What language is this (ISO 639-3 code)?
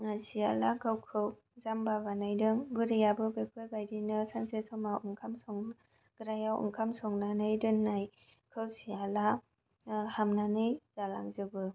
brx